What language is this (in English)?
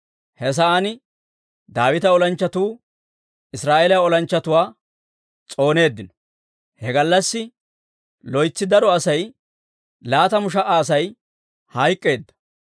Dawro